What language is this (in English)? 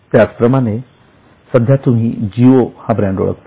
Marathi